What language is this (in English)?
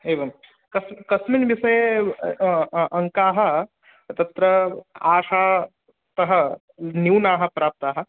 Sanskrit